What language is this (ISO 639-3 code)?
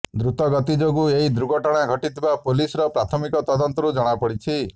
ori